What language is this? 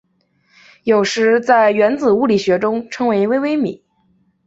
Chinese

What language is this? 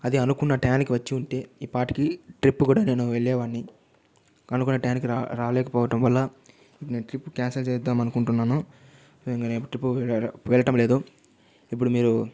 Telugu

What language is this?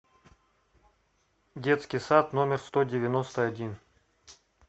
Russian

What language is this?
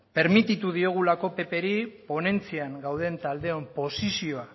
Basque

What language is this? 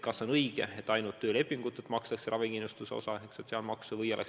Estonian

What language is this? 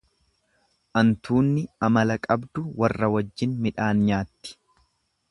Oromo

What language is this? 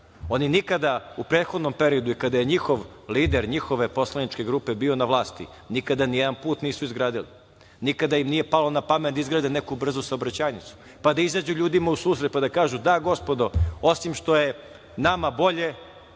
Serbian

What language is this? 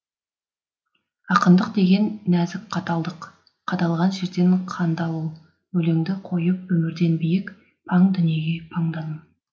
Kazakh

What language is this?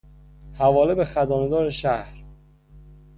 Persian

